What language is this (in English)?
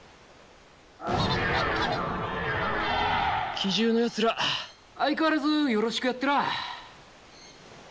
Japanese